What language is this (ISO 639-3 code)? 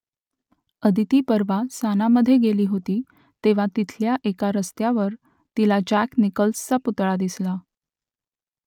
mar